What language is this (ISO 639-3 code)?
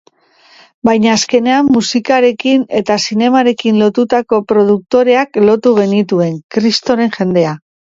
eus